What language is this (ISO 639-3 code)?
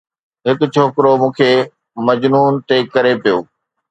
snd